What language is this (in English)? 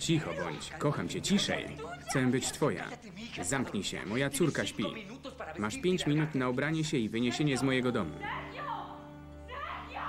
Polish